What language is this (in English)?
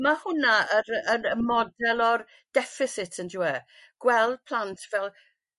Welsh